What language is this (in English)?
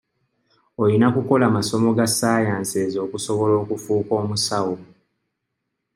Ganda